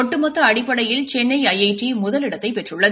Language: Tamil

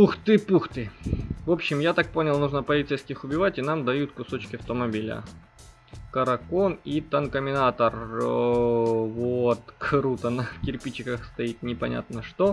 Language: Russian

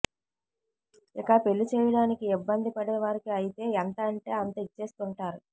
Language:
Telugu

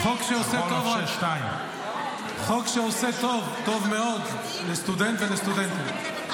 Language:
Hebrew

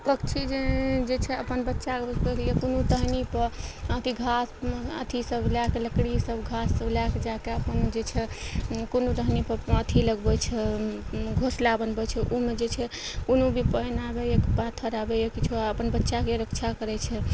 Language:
Maithili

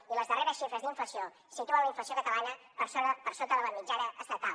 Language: Catalan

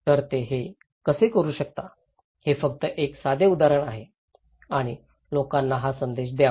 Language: Marathi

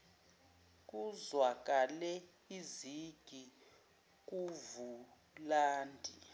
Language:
Zulu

